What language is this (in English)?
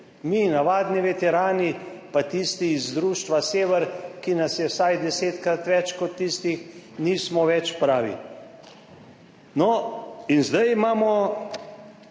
Slovenian